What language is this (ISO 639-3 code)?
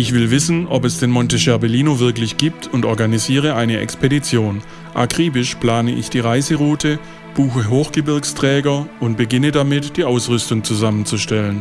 deu